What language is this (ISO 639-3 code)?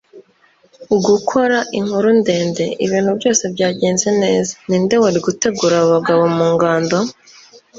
kin